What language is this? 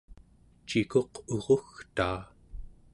Central Yupik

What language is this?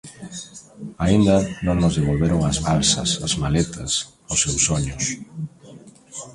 Galician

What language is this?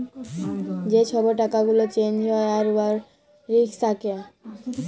Bangla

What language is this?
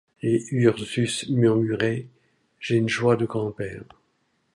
French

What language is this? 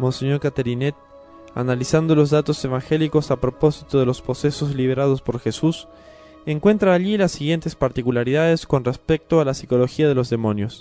Spanish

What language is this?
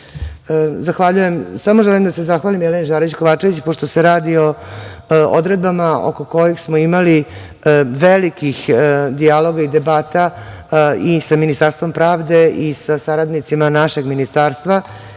Serbian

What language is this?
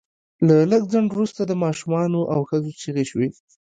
Pashto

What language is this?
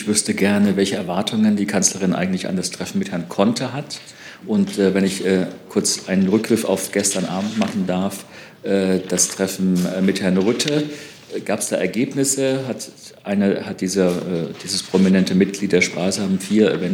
German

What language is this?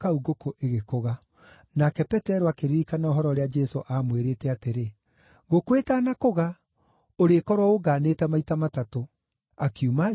Kikuyu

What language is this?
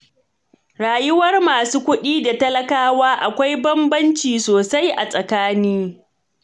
Hausa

